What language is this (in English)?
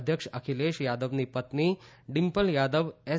Gujarati